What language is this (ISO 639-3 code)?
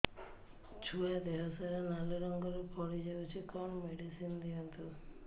ori